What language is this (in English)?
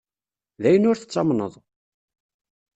Kabyle